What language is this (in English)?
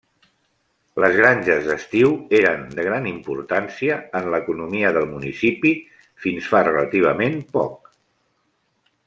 Catalan